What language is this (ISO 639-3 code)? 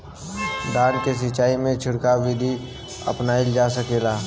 bho